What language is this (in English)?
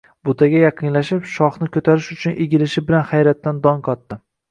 Uzbek